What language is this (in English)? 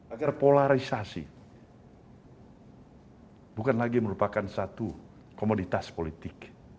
Indonesian